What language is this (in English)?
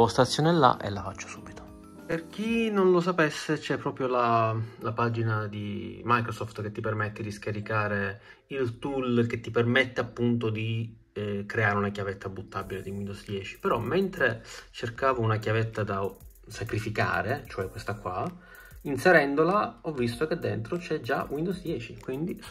Italian